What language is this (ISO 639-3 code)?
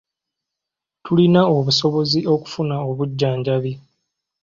lug